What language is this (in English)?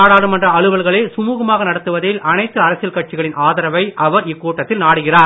Tamil